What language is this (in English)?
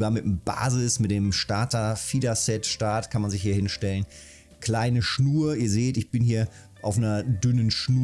German